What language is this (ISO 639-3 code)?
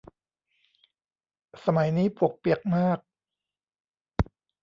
tha